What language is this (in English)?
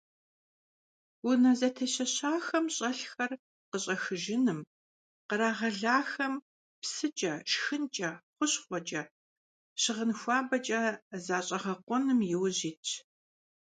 Kabardian